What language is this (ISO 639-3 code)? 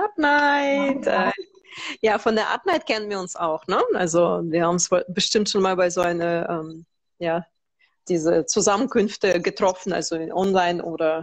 deu